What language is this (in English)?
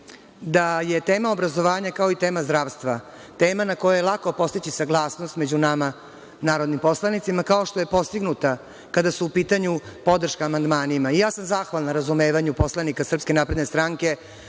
Serbian